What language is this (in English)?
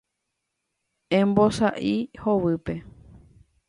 Guarani